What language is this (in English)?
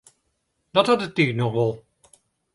Western Frisian